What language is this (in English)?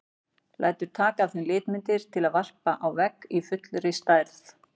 Icelandic